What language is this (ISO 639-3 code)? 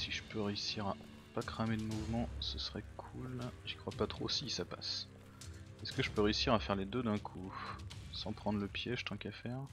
fra